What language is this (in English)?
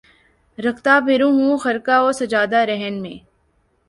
Urdu